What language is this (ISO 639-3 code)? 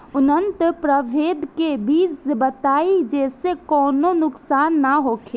bho